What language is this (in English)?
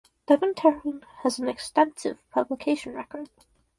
English